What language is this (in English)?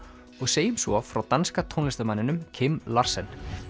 Icelandic